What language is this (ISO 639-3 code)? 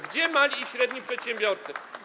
pol